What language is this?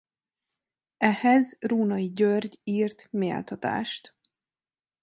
Hungarian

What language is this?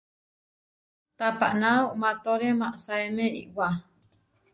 Huarijio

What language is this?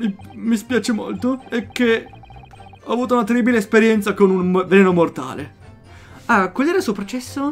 Italian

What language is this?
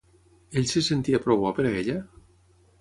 Catalan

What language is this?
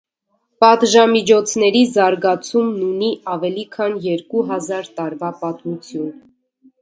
Armenian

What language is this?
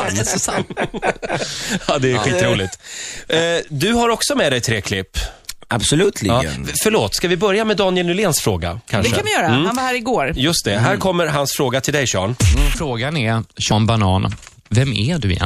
Swedish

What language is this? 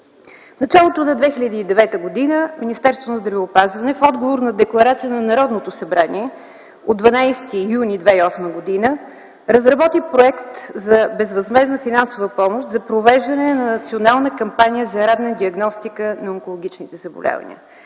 Bulgarian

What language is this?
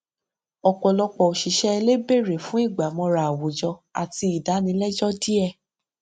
Yoruba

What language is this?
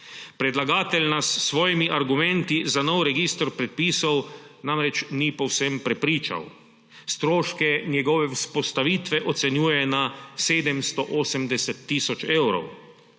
Slovenian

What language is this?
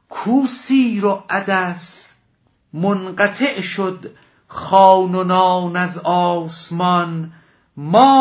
Persian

